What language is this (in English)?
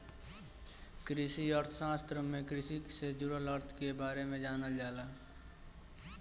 Bhojpuri